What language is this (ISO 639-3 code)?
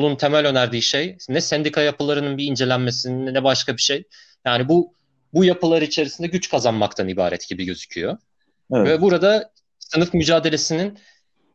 tur